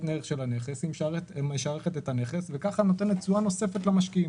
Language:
Hebrew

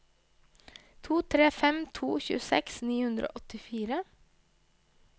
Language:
Norwegian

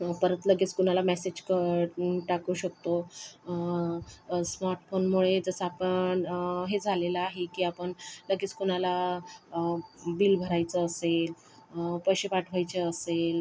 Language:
Marathi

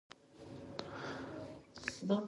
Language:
Pashto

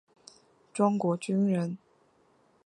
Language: Chinese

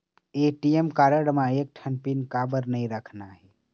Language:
Chhattisgarhi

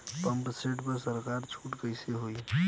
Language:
Bhojpuri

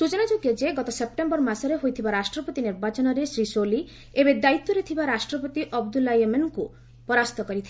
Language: Odia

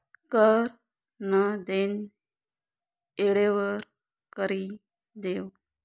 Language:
Marathi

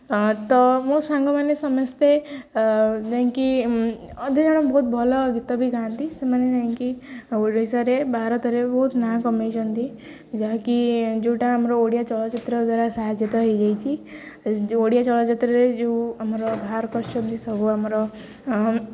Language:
Odia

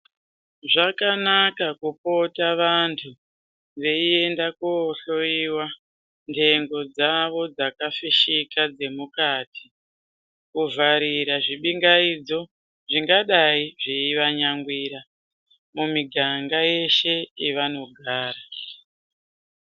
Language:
Ndau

